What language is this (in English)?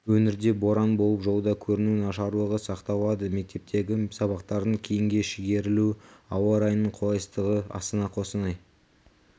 Kazakh